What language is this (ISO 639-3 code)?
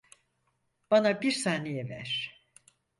tur